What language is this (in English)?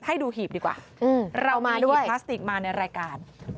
Thai